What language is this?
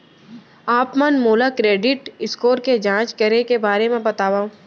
Chhattisgarhi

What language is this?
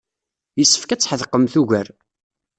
Kabyle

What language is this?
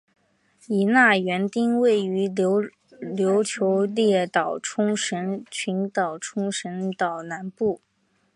Chinese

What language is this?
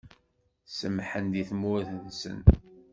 Kabyle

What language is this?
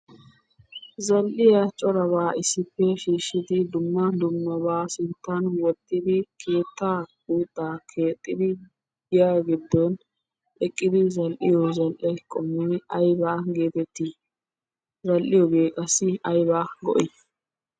Wolaytta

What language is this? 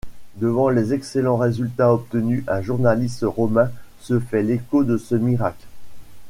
French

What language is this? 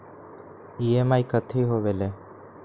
Magahi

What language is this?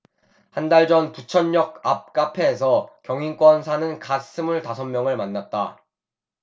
Korean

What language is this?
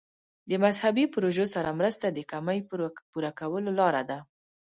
Pashto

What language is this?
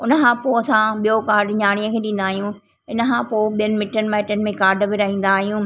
Sindhi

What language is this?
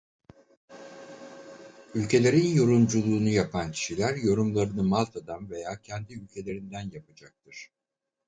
Turkish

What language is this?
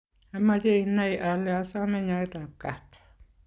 Kalenjin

